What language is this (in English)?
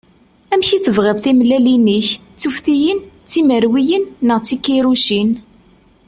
Kabyle